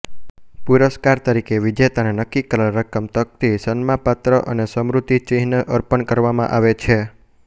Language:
Gujarati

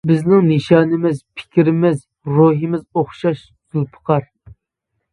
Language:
Uyghur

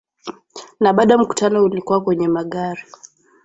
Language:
Swahili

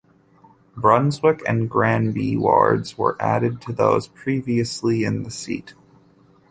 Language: English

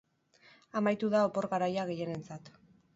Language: Basque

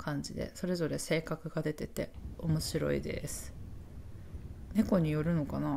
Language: Japanese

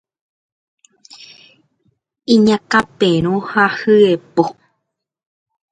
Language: Guarani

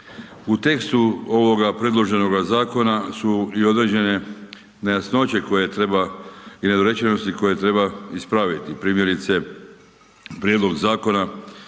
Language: Croatian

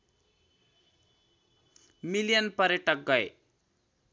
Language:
Nepali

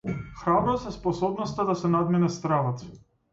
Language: Macedonian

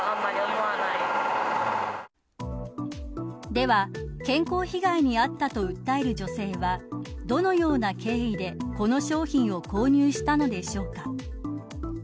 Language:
Japanese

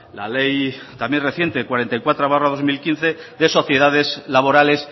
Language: Spanish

